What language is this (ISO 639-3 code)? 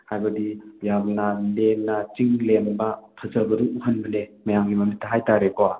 mni